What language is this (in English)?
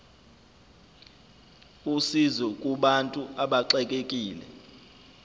Zulu